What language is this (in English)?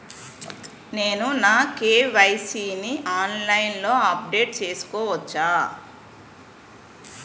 Telugu